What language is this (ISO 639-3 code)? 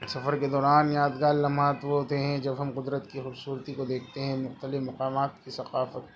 urd